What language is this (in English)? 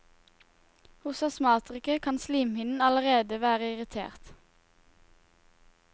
Norwegian